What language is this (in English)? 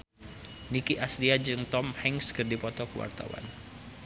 Sundanese